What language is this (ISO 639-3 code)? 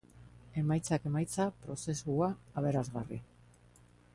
eus